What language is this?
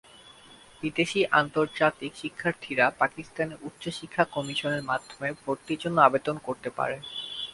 Bangla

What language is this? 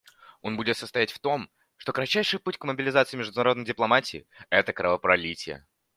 Russian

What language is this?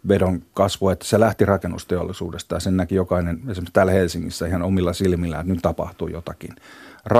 Finnish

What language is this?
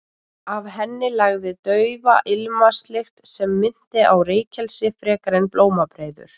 Icelandic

